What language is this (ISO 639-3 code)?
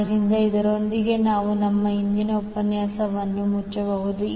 kan